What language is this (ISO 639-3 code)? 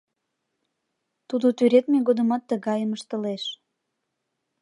chm